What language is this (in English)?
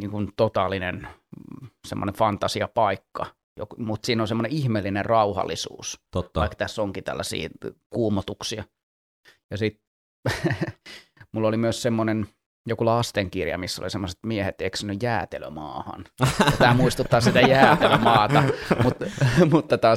Finnish